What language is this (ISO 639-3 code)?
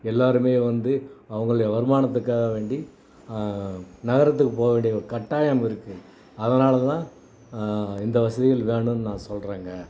tam